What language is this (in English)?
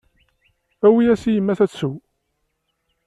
Kabyle